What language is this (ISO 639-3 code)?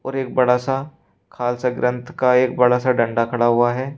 hin